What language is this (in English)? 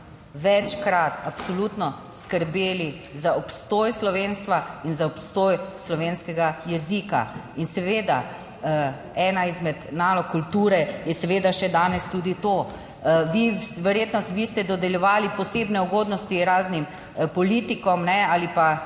Slovenian